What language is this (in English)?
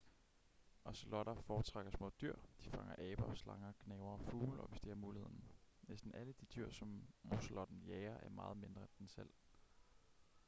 Danish